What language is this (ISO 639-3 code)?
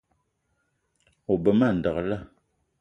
eto